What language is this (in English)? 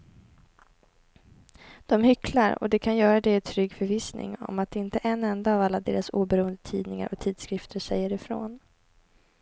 Swedish